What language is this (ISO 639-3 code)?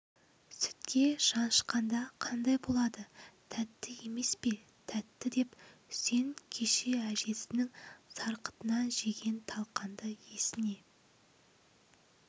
kaz